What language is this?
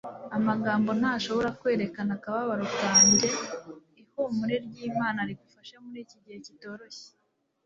Kinyarwanda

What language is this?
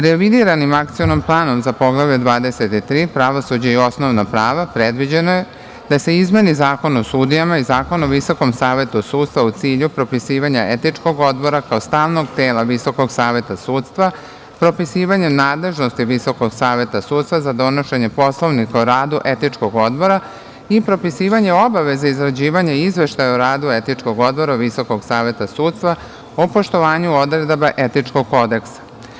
Serbian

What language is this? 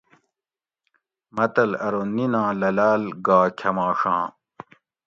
Gawri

